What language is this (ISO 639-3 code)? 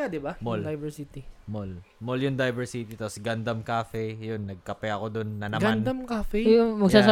fil